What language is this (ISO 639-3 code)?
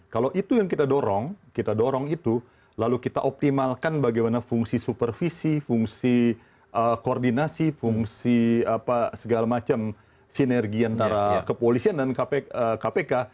ind